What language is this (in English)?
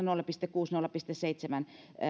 Finnish